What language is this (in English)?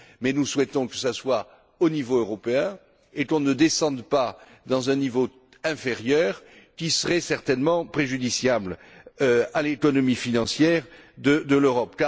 French